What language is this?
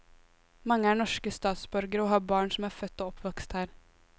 Norwegian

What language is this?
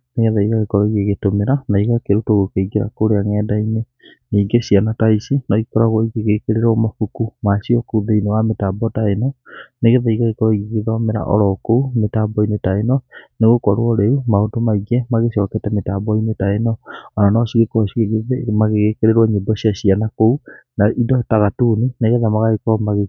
Kikuyu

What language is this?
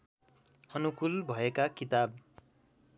Nepali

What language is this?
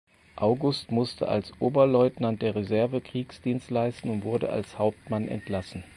German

